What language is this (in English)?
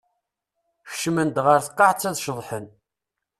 Kabyle